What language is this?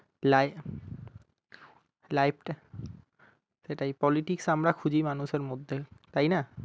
Bangla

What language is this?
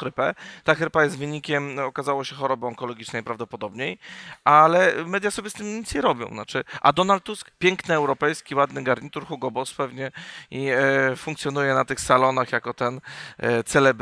Polish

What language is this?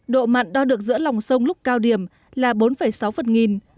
Vietnamese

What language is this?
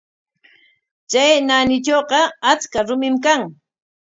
Corongo Ancash Quechua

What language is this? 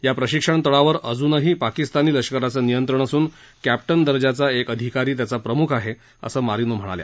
Marathi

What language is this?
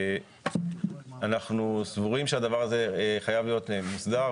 Hebrew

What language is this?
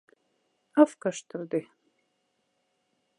Moksha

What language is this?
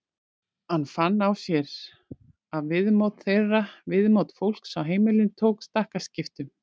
Icelandic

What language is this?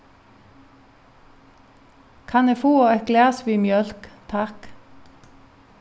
Faroese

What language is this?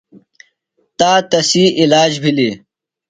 Phalura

